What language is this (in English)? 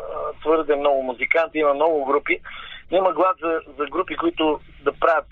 Bulgarian